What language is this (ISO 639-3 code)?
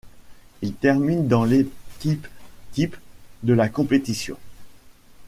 fra